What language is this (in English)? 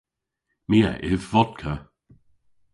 Cornish